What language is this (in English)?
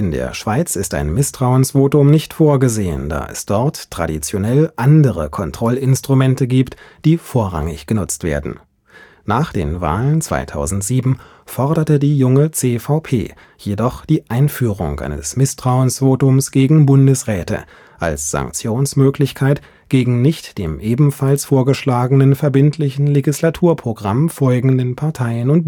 German